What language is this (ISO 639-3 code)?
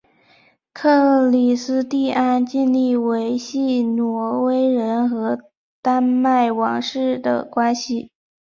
zho